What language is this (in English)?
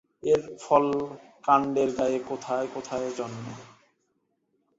Bangla